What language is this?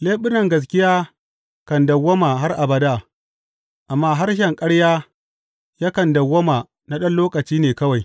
Hausa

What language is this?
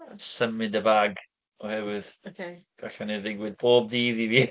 Welsh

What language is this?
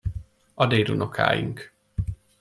Hungarian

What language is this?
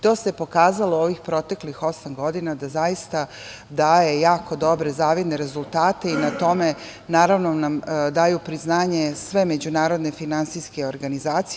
Serbian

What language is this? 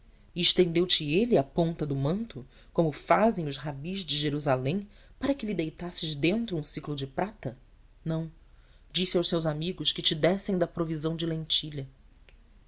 Portuguese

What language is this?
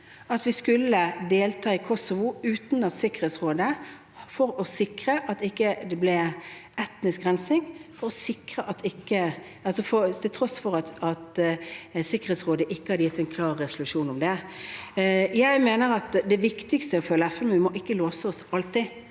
Norwegian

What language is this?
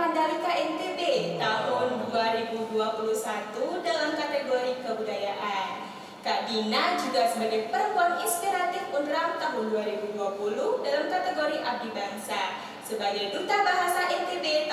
Indonesian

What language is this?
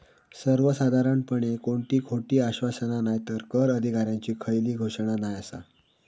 Marathi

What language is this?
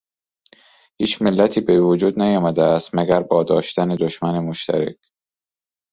Persian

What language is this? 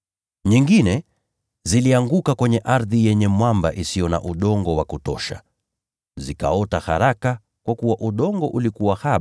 Swahili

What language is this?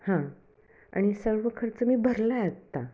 Marathi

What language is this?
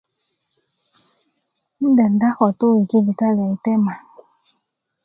Kuku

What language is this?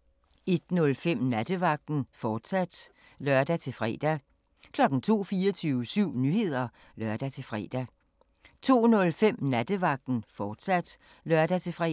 Danish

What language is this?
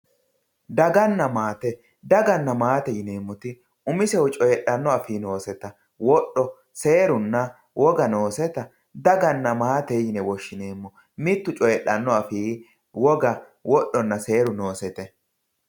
Sidamo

